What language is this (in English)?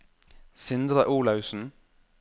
Norwegian